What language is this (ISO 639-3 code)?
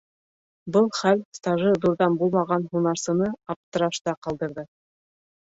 bak